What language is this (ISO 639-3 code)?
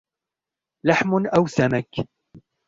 ara